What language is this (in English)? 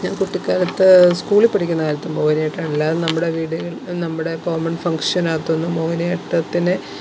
Malayalam